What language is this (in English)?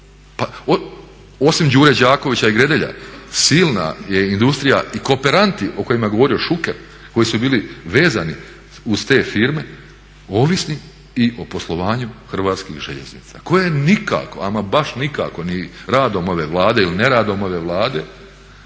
Croatian